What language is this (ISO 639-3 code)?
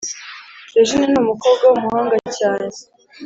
kin